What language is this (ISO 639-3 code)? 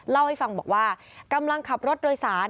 tha